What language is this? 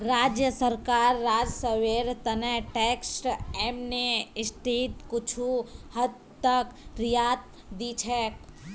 Magahi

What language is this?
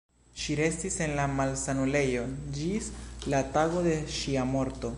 Esperanto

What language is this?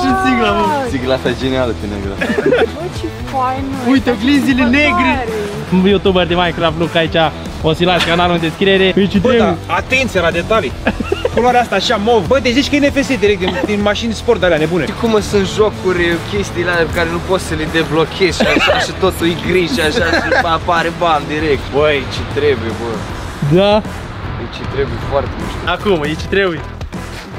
Romanian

